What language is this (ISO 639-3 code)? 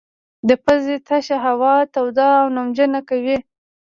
pus